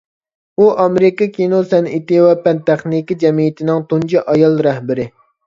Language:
Uyghur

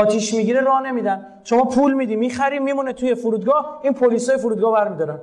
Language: Persian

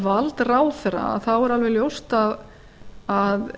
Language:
Icelandic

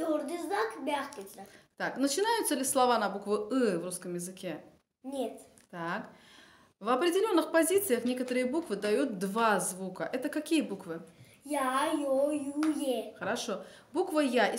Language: Russian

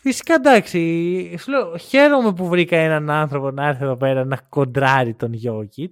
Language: Greek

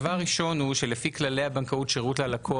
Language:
Hebrew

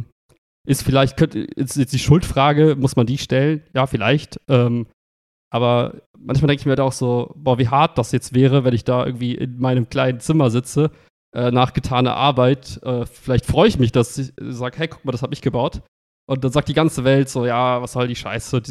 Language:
German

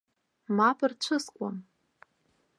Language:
Abkhazian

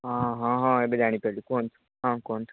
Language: Odia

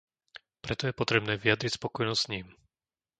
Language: Slovak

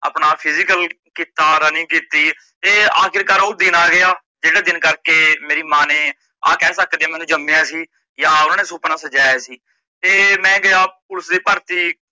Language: Punjabi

